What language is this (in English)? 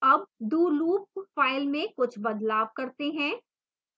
Hindi